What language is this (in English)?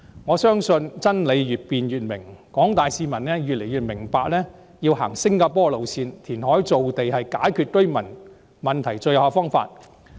Cantonese